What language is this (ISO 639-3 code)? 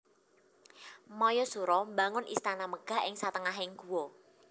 jav